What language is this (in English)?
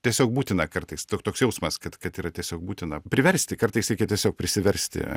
Lithuanian